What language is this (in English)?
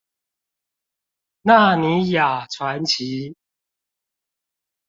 Chinese